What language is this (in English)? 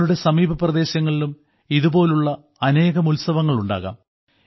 Malayalam